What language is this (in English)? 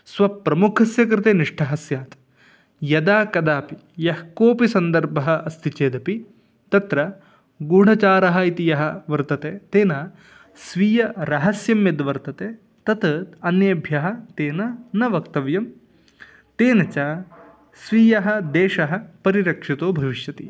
Sanskrit